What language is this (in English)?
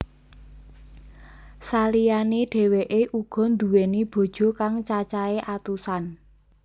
Javanese